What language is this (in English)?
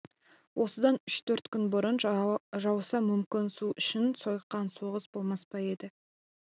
Kazakh